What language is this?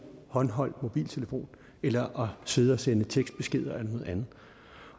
Danish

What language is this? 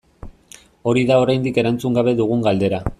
Basque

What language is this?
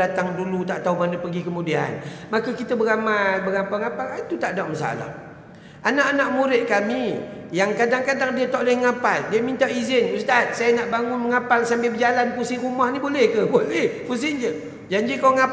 Malay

